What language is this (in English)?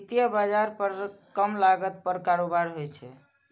Maithili